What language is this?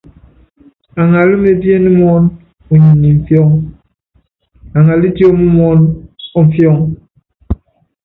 Yangben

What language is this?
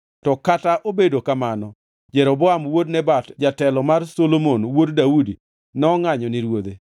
Luo (Kenya and Tanzania)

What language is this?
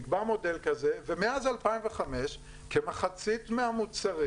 Hebrew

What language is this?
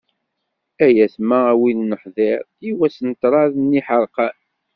Kabyle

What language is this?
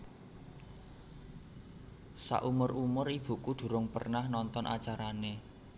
Javanese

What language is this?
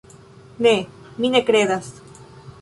Esperanto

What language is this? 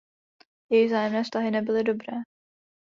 Czech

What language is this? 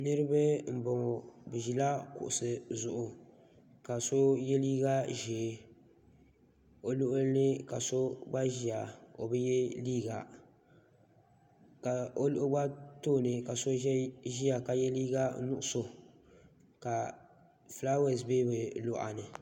Dagbani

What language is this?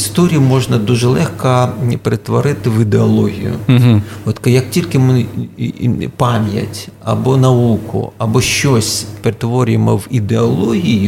Ukrainian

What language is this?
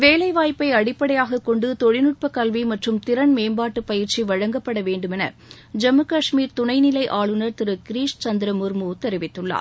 Tamil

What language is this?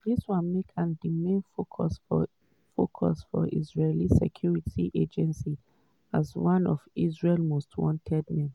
Nigerian Pidgin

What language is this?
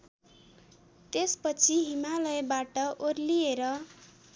Nepali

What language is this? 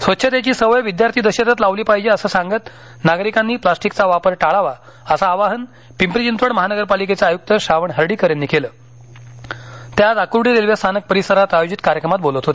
Marathi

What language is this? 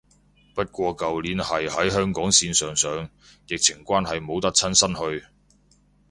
Cantonese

